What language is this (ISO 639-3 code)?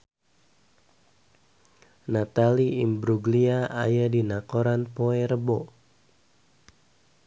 sun